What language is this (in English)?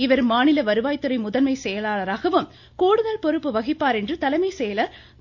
Tamil